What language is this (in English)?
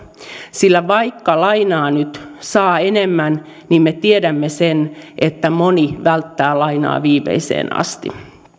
Finnish